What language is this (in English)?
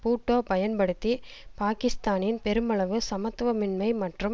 Tamil